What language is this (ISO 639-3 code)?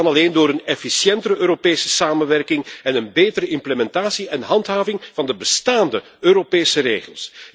nld